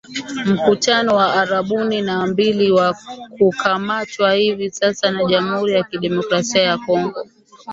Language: Swahili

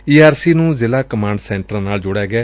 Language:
Punjabi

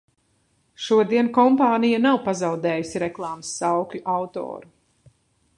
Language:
Latvian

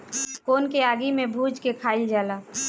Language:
Bhojpuri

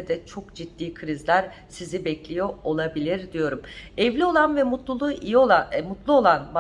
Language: Turkish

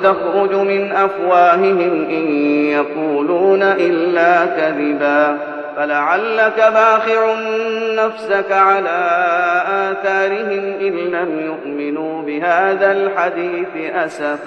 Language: Arabic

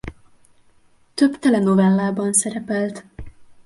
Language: Hungarian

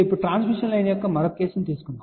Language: Telugu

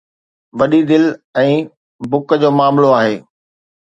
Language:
Sindhi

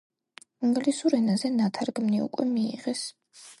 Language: Georgian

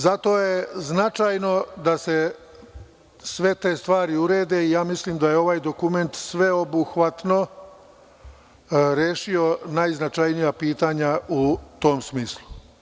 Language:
Serbian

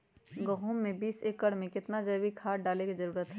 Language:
Magahi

